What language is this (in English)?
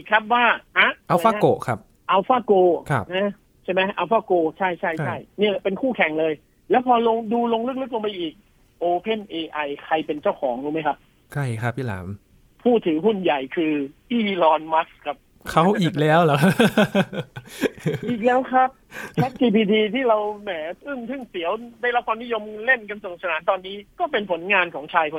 Thai